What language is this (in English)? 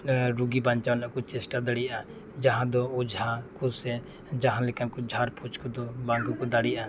Santali